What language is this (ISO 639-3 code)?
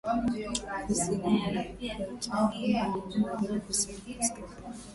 swa